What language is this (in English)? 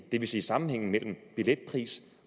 Danish